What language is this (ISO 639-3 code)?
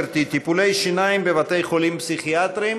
heb